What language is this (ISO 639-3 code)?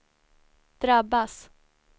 swe